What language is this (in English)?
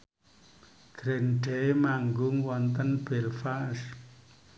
Javanese